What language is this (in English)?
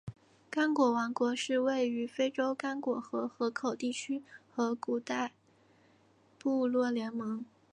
Chinese